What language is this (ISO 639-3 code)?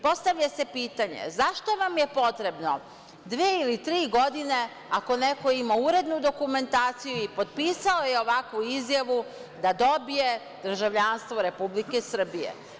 srp